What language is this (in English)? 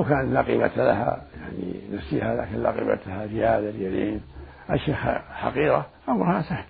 Arabic